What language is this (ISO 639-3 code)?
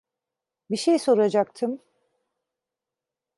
tur